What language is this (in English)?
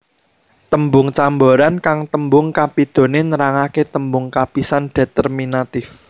Javanese